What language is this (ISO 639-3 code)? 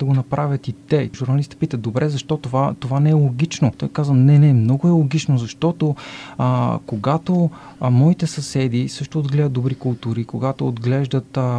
bul